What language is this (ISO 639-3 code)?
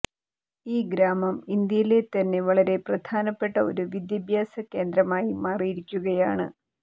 mal